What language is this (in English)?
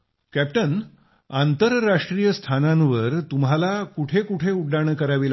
Marathi